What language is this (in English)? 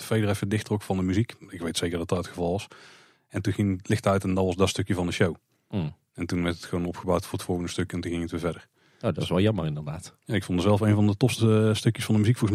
Dutch